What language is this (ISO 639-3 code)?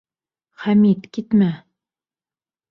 bak